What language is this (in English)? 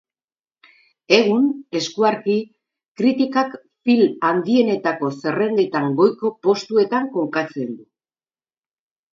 Basque